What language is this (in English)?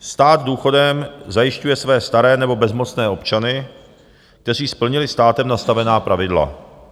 Czech